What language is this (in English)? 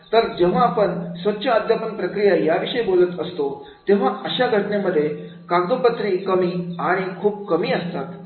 Marathi